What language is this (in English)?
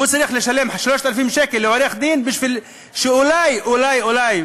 Hebrew